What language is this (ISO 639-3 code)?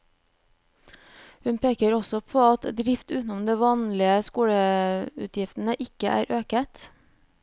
nor